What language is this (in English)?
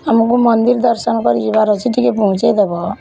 Odia